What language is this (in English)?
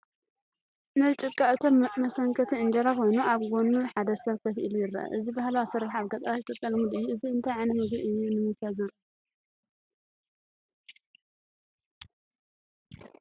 Tigrinya